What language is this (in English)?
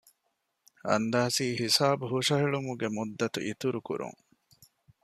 Divehi